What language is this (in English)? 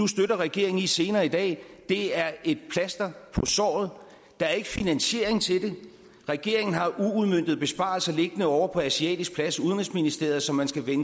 Danish